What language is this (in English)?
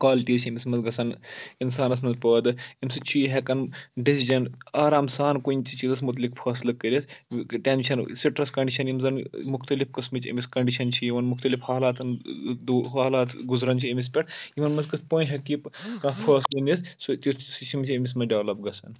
Kashmiri